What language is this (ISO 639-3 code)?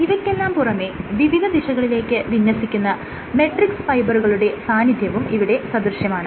mal